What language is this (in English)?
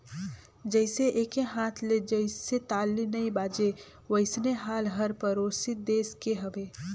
Chhattisgarhi